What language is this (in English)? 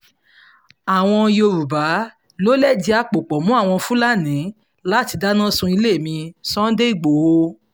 Yoruba